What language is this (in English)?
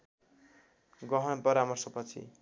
Nepali